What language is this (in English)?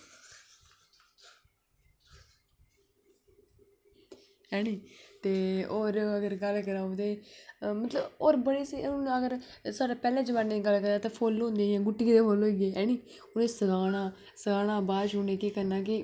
Dogri